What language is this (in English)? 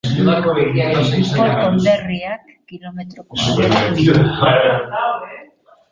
Basque